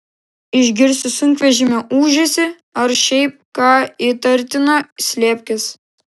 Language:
Lithuanian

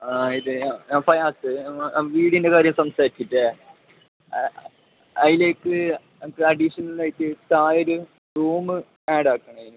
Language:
Malayalam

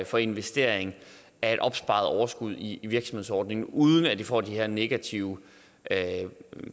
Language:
Danish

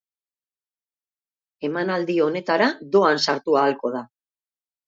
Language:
Basque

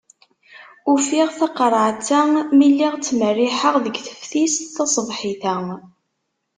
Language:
Kabyle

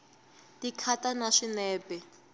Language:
Tsonga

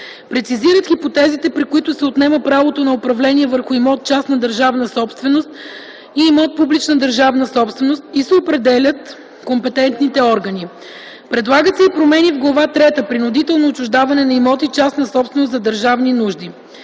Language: Bulgarian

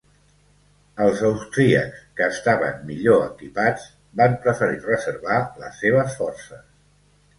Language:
Catalan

